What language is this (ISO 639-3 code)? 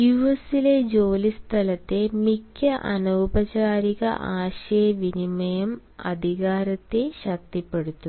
mal